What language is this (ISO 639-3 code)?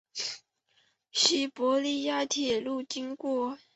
zho